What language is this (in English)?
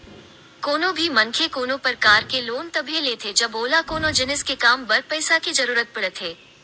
Chhattisgarhi